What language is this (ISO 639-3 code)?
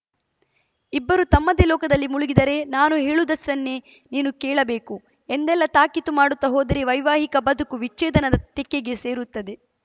kan